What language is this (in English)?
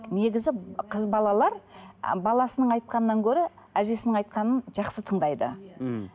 Kazakh